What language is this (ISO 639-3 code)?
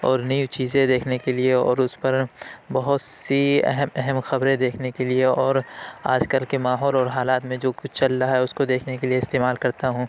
urd